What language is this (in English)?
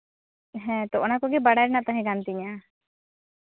Santali